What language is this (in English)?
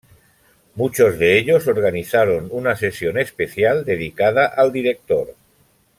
Spanish